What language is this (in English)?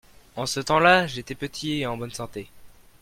French